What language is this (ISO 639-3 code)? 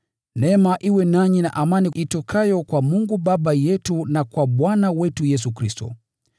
swa